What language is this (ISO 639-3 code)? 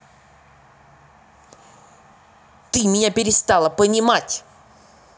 rus